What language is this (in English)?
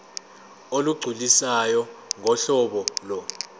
Zulu